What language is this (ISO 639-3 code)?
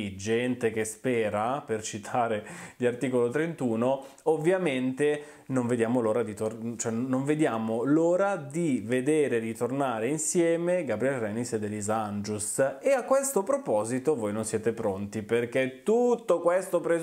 ita